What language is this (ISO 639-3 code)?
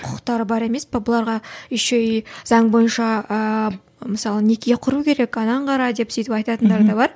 kaz